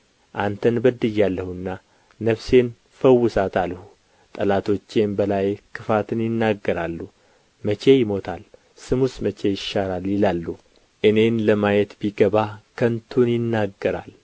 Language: Amharic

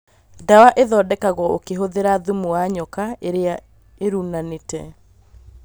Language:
Kikuyu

